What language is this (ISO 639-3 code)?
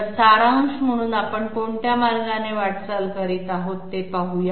mar